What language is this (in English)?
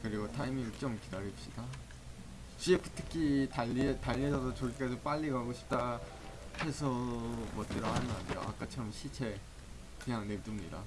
Korean